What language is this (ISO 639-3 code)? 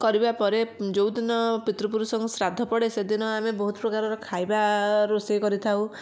ori